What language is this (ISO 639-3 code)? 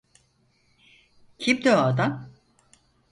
tur